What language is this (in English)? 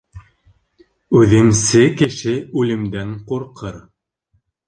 Bashkir